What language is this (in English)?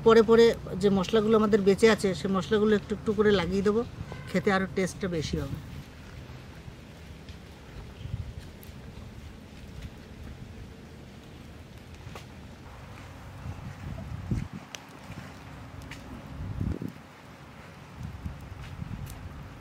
Arabic